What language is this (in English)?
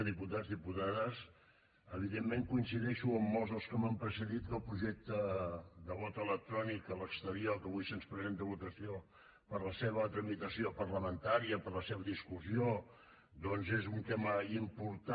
Catalan